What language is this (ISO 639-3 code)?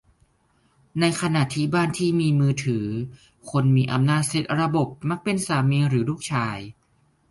tha